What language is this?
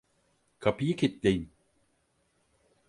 Turkish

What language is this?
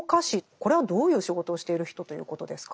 Japanese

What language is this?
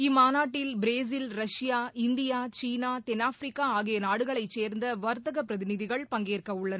Tamil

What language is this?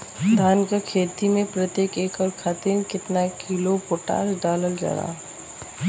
Bhojpuri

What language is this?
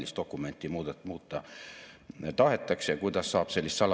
Estonian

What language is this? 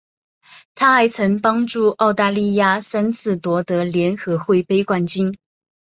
Chinese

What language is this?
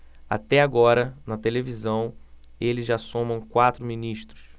Portuguese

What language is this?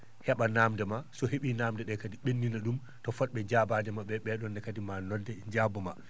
Fula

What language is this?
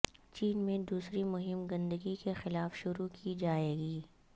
Urdu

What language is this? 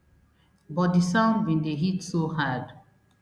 Nigerian Pidgin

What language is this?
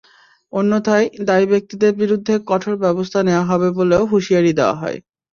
Bangla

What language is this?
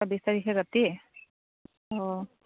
Assamese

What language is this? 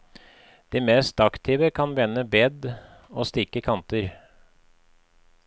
Norwegian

